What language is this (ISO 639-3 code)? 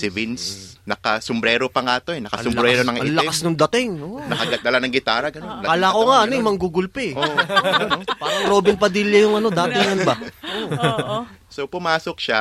fil